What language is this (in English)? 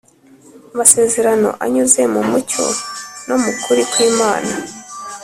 Kinyarwanda